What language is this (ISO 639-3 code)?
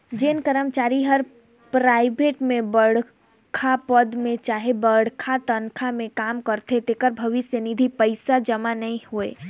hne